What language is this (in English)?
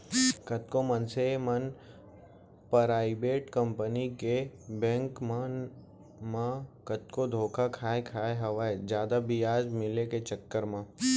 Chhattisgarhi